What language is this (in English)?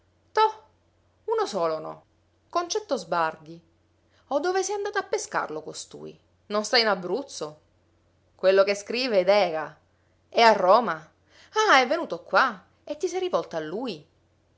Italian